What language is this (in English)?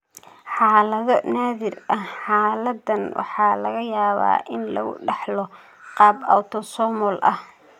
Somali